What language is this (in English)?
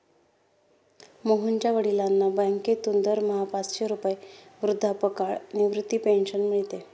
Marathi